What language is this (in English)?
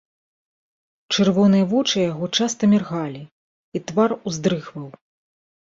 Belarusian